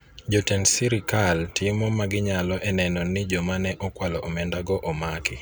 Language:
Luo (Kenya and Tanzania)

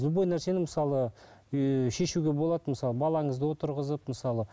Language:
Kazakh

